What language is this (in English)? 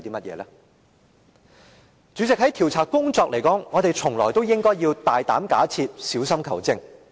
Cantonese